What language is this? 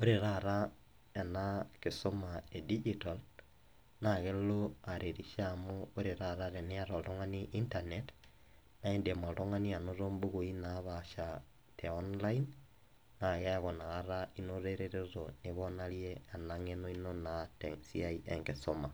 Masai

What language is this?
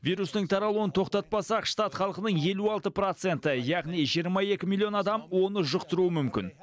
Kazakh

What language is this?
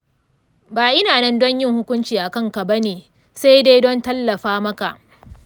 Hausa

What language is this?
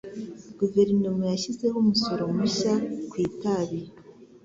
Kinyarwanda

